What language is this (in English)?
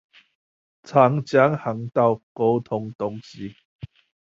Chinese